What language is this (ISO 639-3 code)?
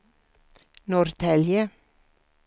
swe